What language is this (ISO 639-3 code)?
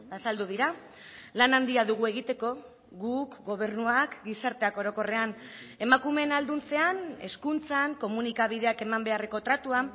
eus